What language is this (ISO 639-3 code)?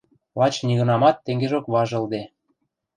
mrj